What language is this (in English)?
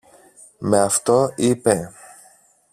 Greek